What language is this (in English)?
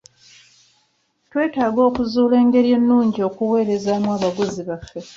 Ganda